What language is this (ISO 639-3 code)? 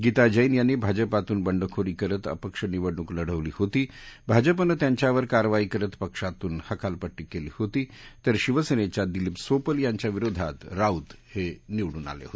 mar